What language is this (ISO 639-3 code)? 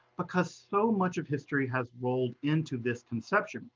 eng